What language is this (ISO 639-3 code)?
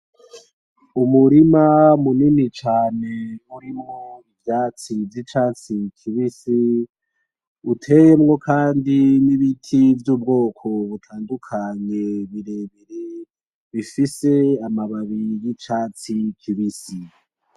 run